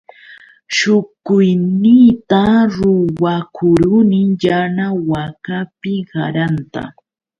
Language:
Yauyos Quechua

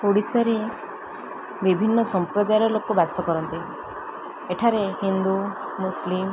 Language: Odia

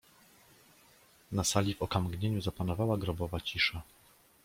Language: Polish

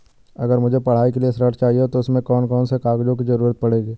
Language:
Hindi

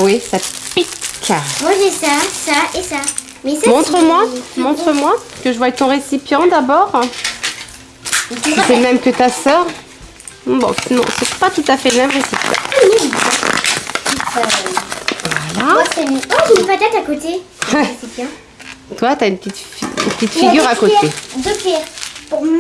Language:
French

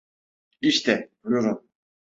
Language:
Turkish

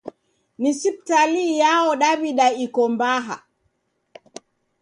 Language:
Taita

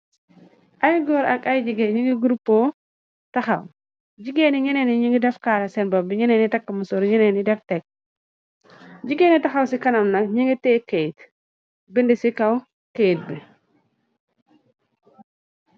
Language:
Wolof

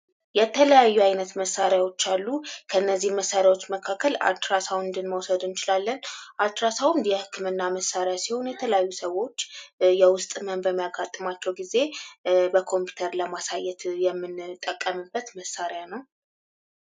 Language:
Amharic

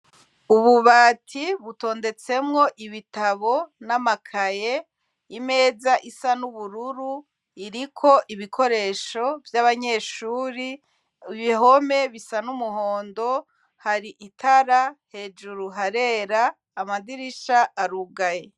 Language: Rundi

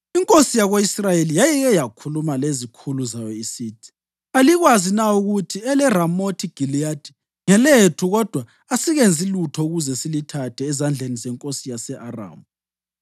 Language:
North Ndebele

